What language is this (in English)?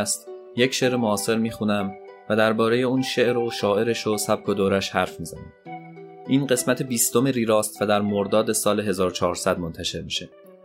Persian